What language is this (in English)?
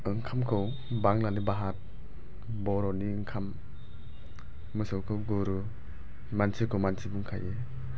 Bodo